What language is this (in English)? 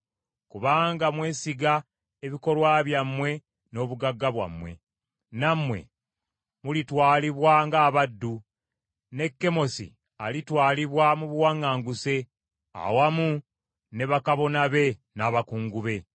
Ganda